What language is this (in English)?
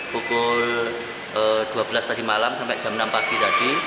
Indonesian